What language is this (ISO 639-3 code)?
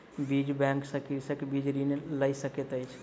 mai